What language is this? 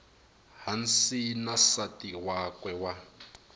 Tsonga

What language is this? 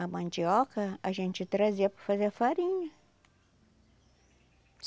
Portuguese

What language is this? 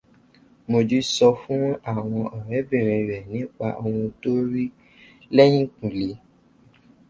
Yoruba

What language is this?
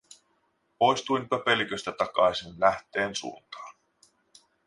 Finnish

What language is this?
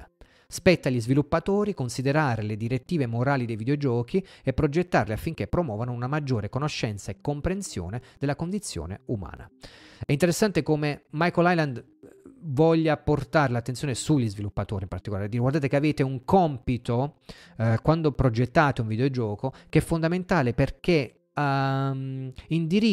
Italian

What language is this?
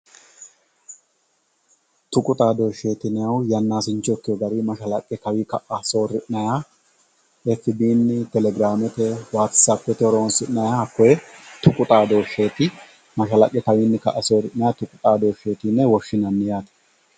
Sidamo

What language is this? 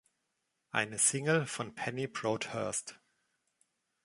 German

